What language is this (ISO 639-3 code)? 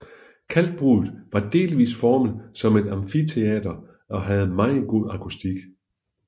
dan